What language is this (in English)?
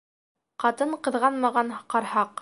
Bashkir